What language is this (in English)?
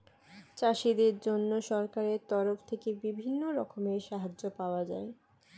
Bangla